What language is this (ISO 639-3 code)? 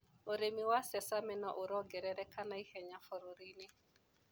kik